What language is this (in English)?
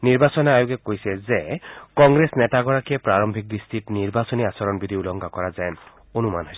Assamese